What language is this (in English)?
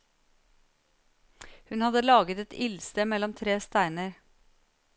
Norwegian